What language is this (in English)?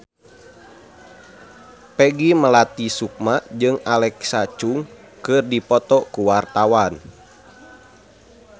Sundanese